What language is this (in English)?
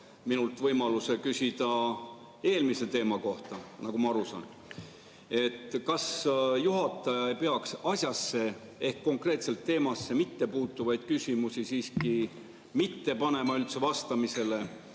Estonian